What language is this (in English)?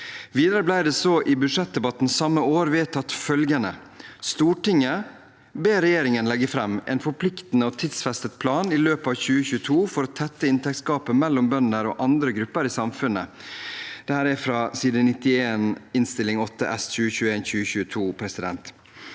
Norwegian